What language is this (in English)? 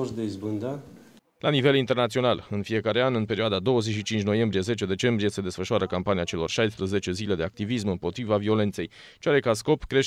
Romanian